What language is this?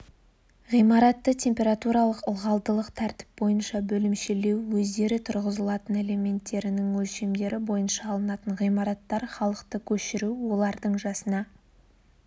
Kazakh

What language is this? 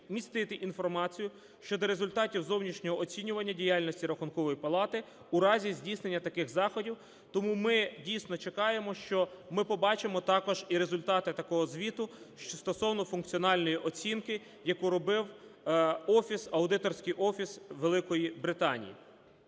Ukrainian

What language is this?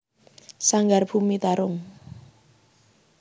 Javanese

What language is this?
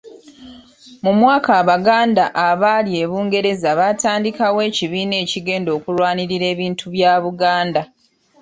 Ganda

